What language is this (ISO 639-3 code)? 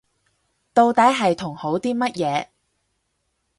yue